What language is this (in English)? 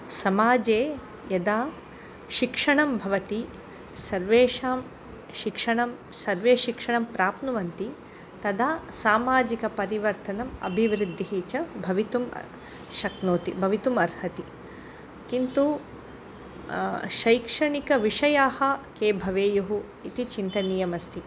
Sanskrit